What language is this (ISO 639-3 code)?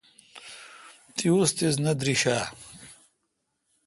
xka